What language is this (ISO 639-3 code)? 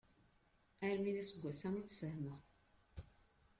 kab